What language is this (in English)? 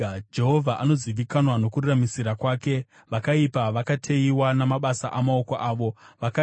Shona